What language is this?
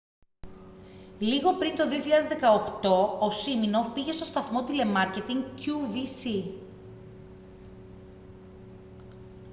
Greek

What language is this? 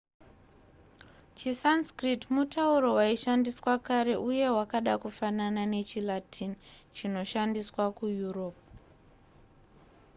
Shona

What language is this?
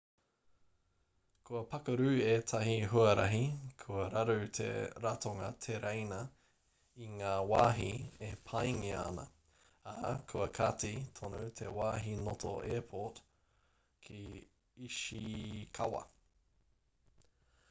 Māori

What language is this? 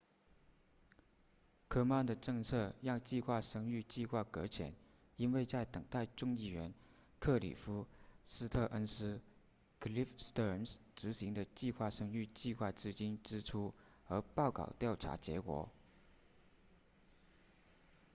Chinese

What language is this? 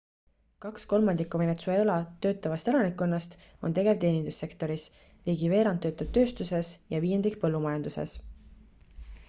Estonian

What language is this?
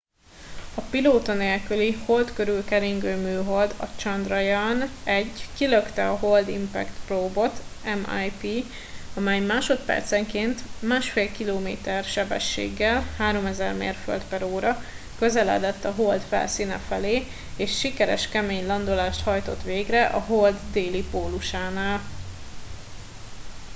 Hungarian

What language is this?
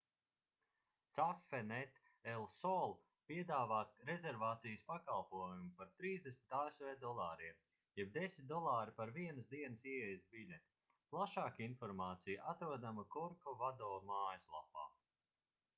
Latvian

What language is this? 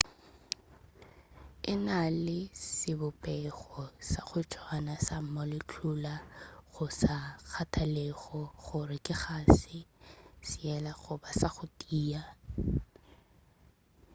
Northern Sotho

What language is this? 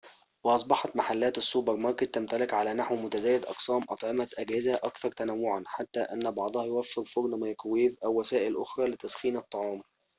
Arabic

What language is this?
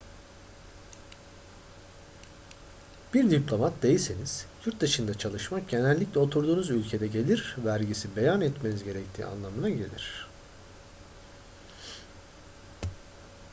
Turkish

